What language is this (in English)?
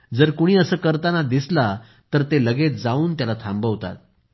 Marathi